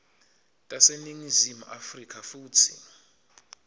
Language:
Swati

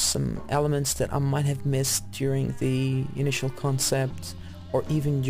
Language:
English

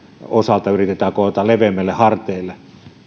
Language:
Finnish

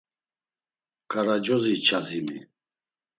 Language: Laz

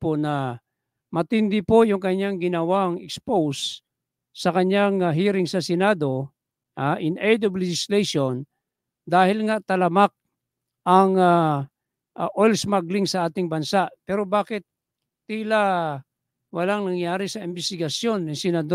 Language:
Filipino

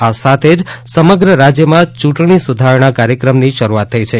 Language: Gujarati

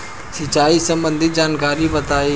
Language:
Bhojpuri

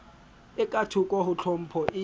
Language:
Southern Sotho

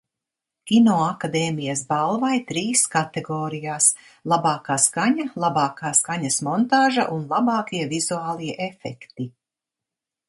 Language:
Latvian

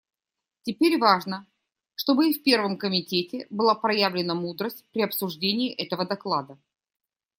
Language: Russian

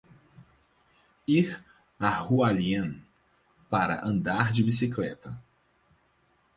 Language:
Portuguese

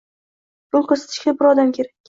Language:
Uzbek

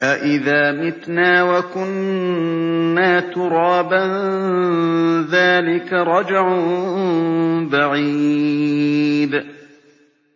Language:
Arabic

